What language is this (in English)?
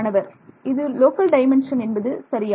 Tamil